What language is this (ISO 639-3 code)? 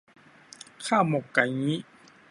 tha